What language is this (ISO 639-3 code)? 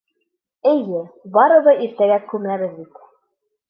bak